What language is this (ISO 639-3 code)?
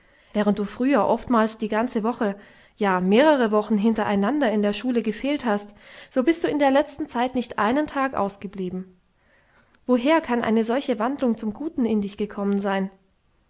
deu